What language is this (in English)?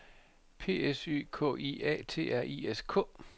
Danish